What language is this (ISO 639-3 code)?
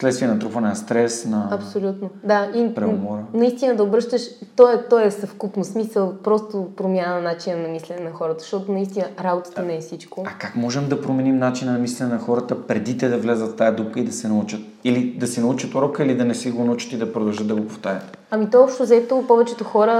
bul